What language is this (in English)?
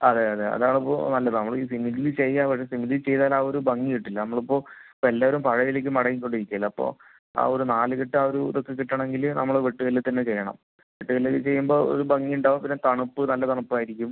Malayalam